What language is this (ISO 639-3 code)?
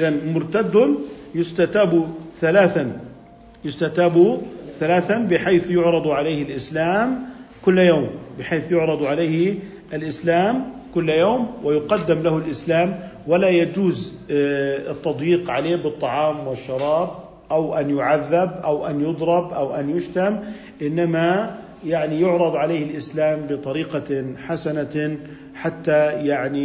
ara